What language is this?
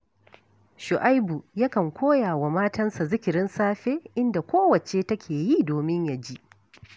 Hausa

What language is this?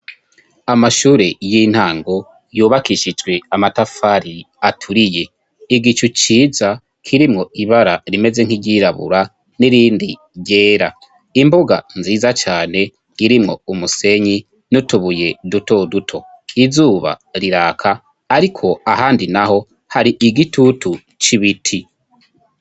Rundi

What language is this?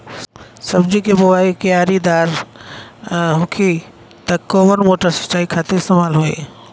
Bhojpuri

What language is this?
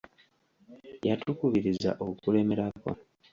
Ganda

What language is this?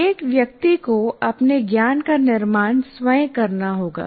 Hindi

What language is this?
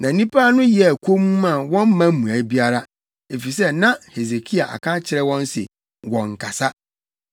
Akan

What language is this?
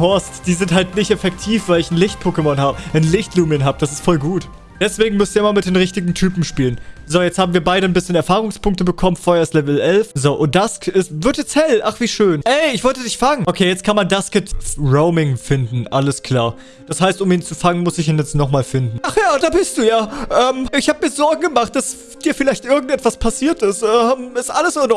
German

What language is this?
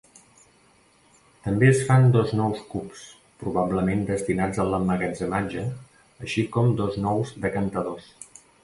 Catalan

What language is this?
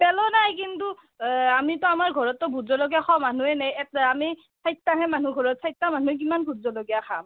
Assamese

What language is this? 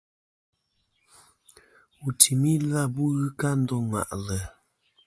Kom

